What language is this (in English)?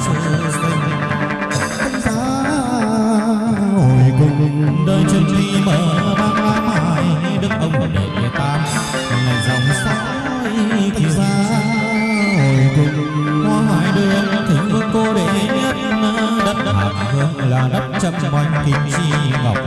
Vietnamese